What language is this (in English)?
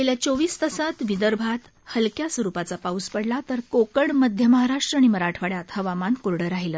Marathi